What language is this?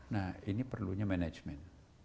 Indonesian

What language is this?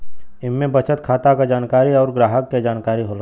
Bhojpuri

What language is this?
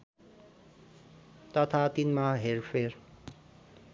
Nepali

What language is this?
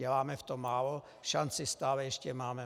Czech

